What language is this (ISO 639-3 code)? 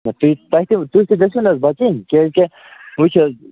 kas